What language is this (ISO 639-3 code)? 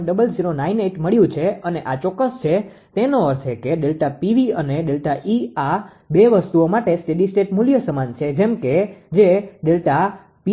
guj